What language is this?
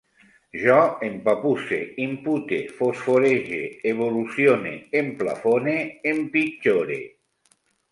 Catalan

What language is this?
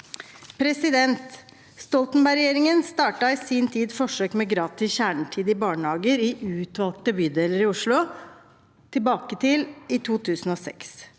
Norwegian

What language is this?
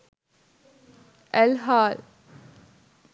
Sinhala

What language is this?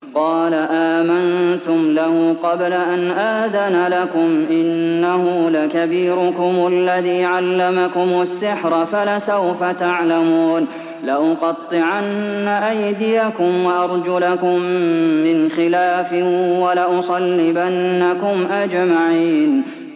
Arabic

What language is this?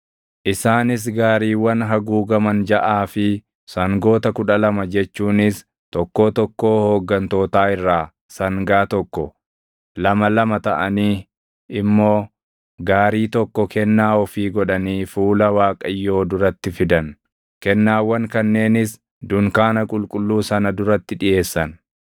Oromo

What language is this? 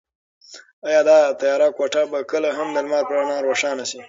Pashto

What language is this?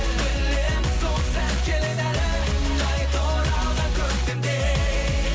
Kazakh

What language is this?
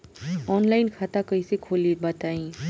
Bhojpuri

